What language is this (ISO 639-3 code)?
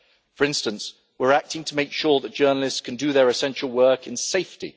eng